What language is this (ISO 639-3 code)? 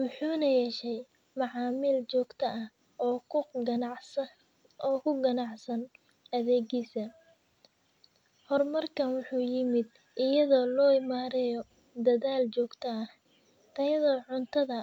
som